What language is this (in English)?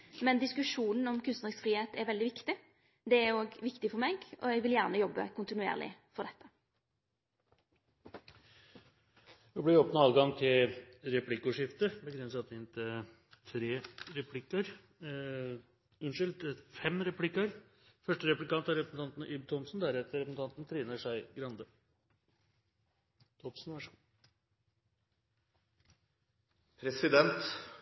Norwegian